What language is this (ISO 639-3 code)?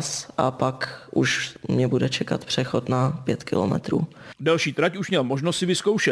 ces